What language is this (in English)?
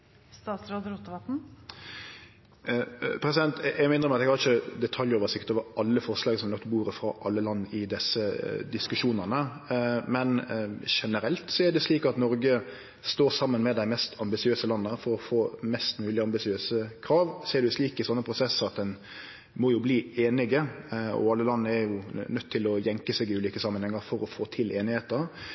Norwegian